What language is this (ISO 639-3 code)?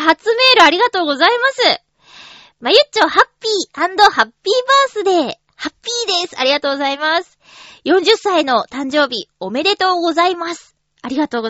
jpn